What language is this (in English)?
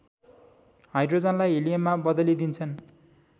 Nepali